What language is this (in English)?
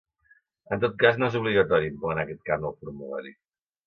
Catalan